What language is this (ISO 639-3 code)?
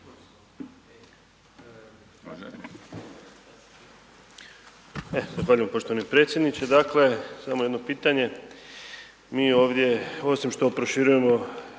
hrv